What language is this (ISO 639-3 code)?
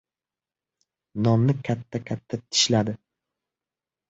uzb